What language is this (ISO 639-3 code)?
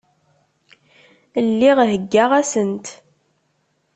kab